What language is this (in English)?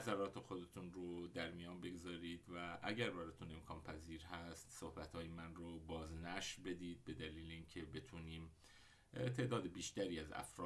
Persian